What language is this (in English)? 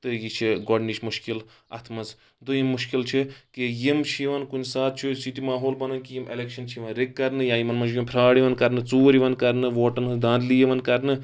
Kashmiri